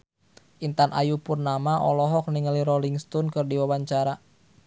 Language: Sundanese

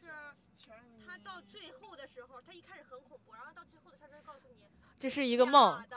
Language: Chinese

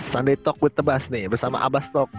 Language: Indonesian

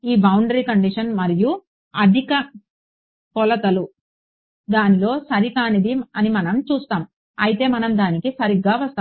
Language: Telugu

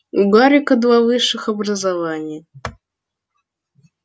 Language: Russian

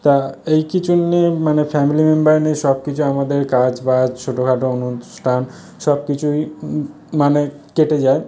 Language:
Bangla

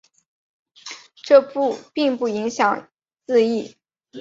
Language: Chinese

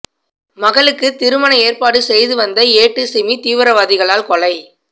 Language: Tamil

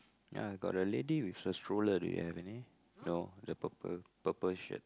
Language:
English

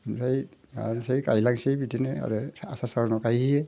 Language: Bodo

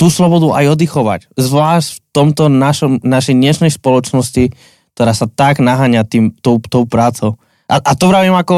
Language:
Slovak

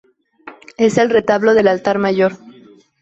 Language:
Spanish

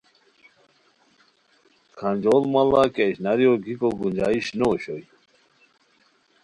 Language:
Khowar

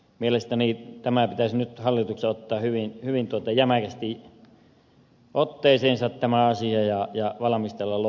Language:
Finnish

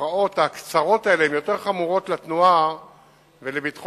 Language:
Hebrew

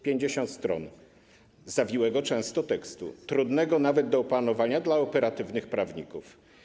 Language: Polish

